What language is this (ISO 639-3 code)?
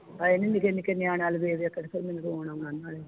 pan